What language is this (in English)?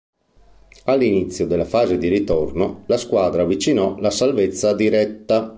Italian